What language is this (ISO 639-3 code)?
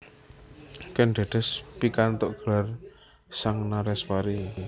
jav